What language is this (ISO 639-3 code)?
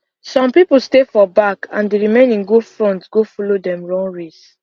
pcm